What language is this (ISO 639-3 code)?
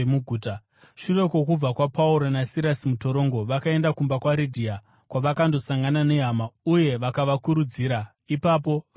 sna